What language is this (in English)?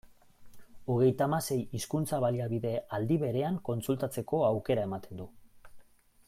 Basque